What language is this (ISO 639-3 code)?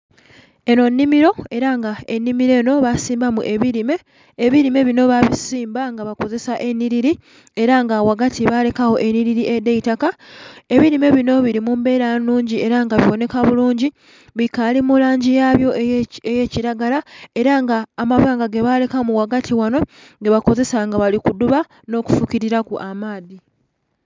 xog